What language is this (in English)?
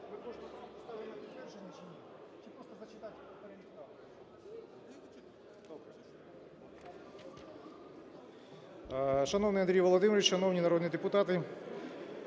Ukrainian